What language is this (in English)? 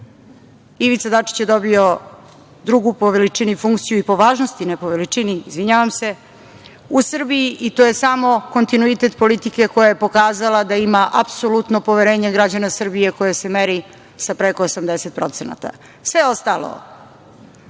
Serbian